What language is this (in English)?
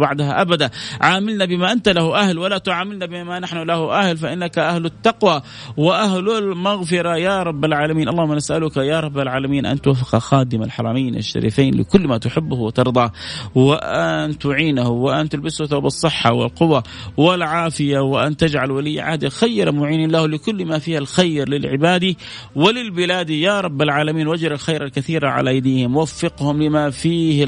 Arabic